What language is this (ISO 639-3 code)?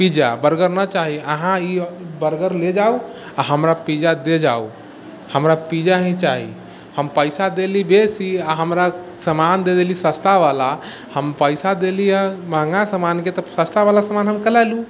mai